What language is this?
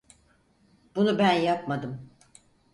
Turkish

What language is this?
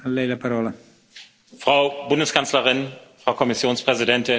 German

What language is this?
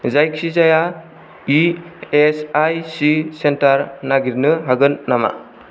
Bodo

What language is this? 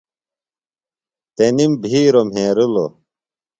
Phalura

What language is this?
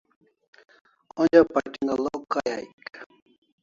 Kalasha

